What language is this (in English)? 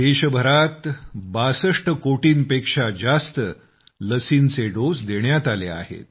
Marathi